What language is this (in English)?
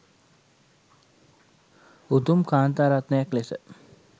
Sinhala